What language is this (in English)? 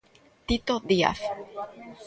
Galician